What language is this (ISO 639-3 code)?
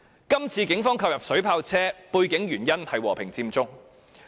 yue